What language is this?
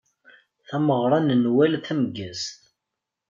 Kabyle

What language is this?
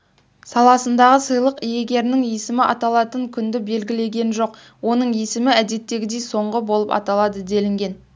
Kazakh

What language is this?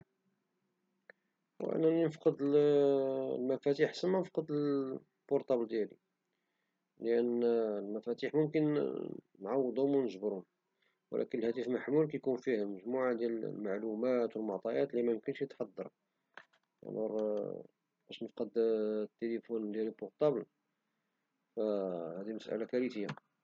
Moroccan Arabic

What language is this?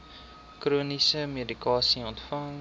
Afrikaans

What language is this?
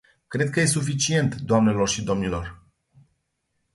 Romanian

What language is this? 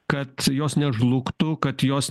Lithuanian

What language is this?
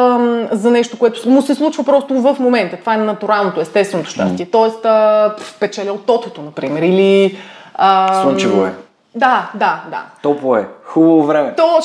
Bulgarian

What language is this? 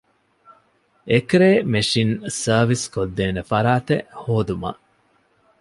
Divehi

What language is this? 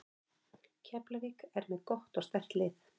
Icelandic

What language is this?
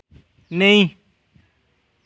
Dogri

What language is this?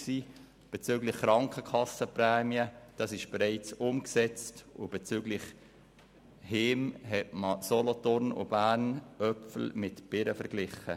Swiss German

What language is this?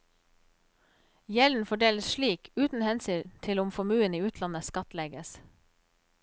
Norwegian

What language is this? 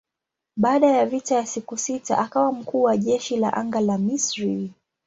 Swahili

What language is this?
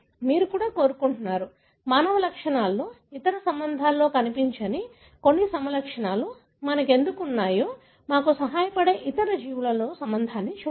Telugu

